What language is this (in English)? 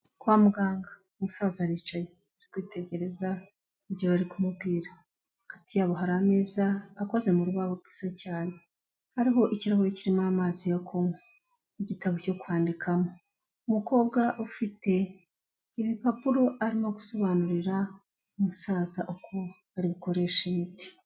Kinyarwanda